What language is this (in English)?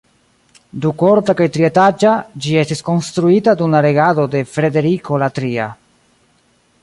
Esperanto